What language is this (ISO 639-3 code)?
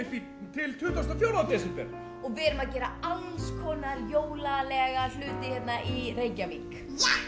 isl